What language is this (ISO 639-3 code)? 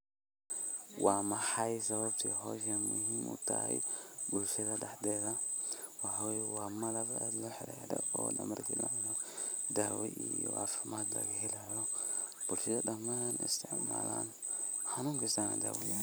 som